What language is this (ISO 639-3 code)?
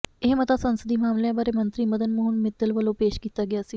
pan